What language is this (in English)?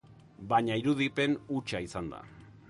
Basque